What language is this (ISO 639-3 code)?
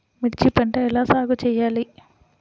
tel